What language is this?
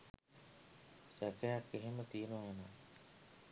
Sinhala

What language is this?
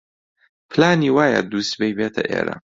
Central Kurdish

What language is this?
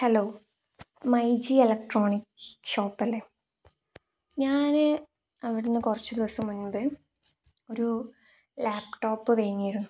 Malayalam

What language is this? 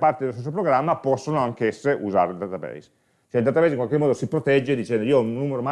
Italian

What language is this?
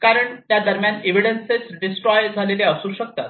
Marathi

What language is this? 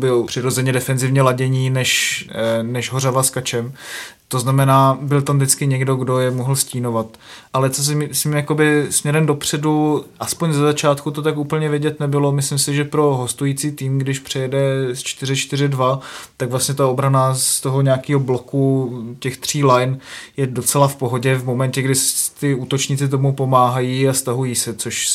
Czech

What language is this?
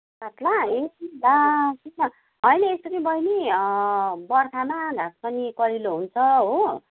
Nepali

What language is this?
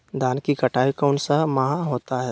Magahi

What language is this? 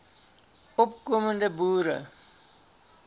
Afrikaans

